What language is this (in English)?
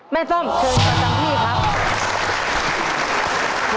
Thai